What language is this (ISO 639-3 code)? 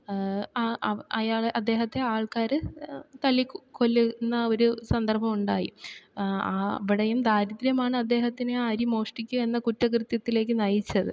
mal